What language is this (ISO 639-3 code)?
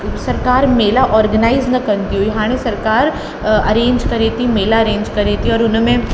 snd